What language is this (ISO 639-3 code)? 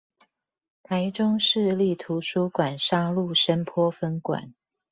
zho